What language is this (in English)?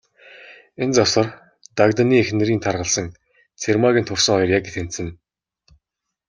Mongolian